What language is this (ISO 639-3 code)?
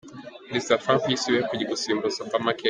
kin